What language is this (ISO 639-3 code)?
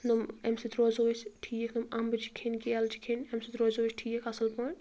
kas